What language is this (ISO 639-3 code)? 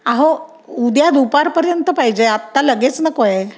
mar